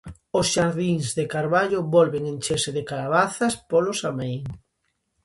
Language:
Galician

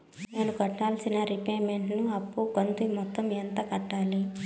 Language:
Telugu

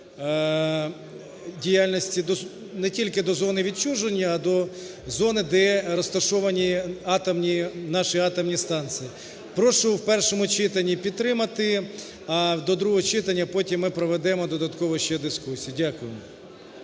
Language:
Ukrainian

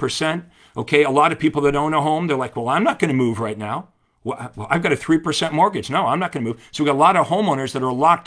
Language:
English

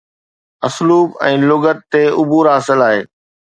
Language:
Sindhi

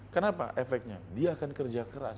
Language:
Indonesian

